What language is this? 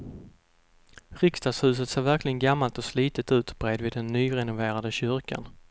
Swedish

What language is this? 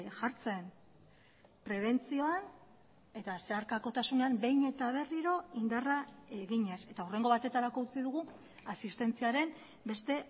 Basque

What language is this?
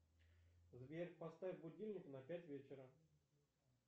Russian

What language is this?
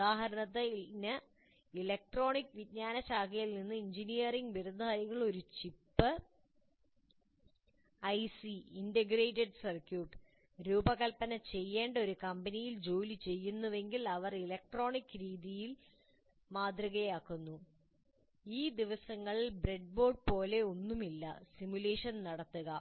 Malayalam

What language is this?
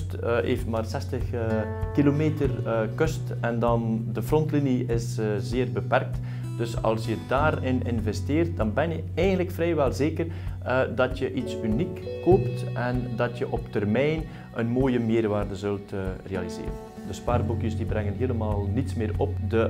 Dutch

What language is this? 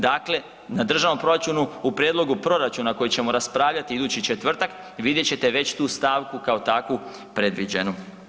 Croatian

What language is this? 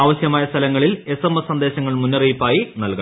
Malayalam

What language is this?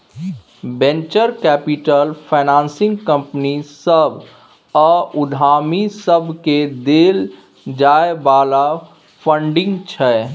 Maithili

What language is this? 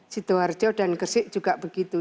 Indonesian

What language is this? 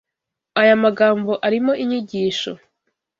Kinyarwanda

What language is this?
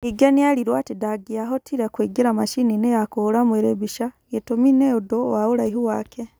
Kikuyu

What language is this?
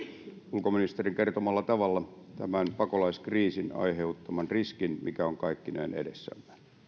Finnish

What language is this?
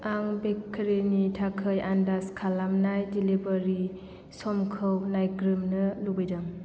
Bodo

